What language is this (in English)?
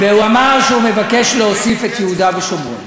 Hebrew